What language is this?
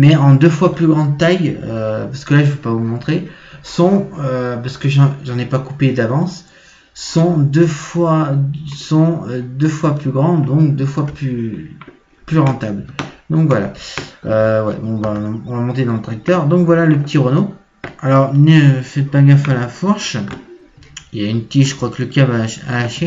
French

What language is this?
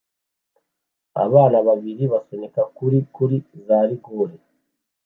Kinyarwanda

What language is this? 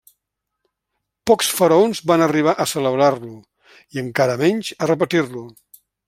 Catalan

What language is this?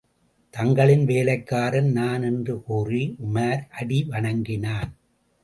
Tamil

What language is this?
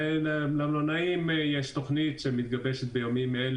Hebrew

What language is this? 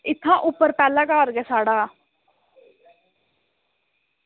Dogri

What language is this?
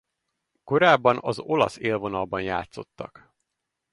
Hungarian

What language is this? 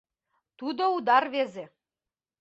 Mari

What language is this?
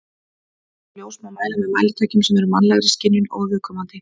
Icelandic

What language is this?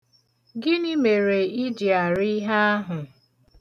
Igbo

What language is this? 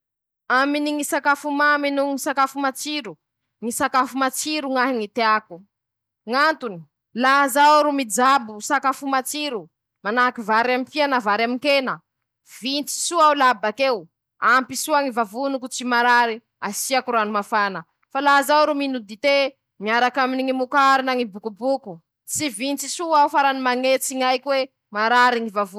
Masikoro Malagasy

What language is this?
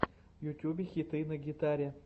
Russian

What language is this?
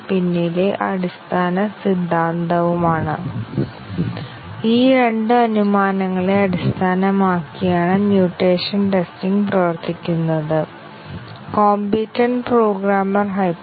Malayalam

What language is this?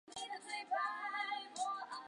Chinese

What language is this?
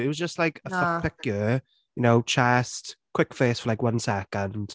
Welsh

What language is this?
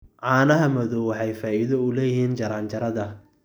Somali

